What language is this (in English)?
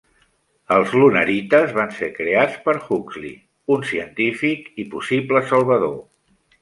Catalan